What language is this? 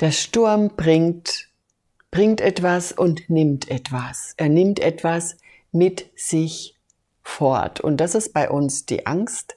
German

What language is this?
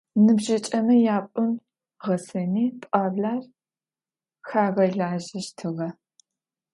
Adyghe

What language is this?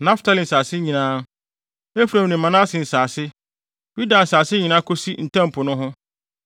Akan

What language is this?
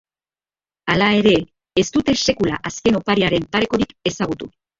Basque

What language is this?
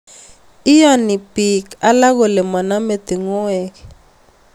Kalenjin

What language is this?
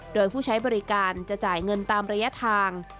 Thai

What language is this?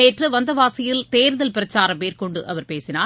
Tamil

